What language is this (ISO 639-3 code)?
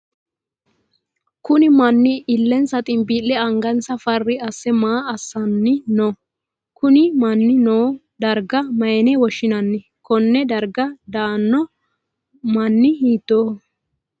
sid